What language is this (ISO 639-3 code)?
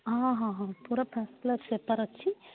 ori